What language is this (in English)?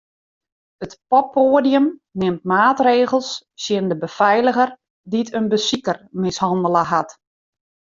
Western Frisian